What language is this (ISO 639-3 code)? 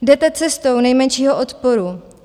ces